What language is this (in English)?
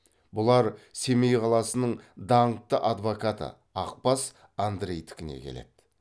Kazakh